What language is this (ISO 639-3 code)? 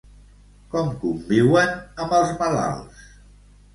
cat